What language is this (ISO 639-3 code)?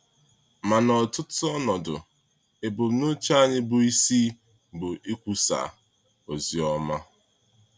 ibo